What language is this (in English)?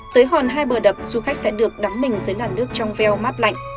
Vietnamese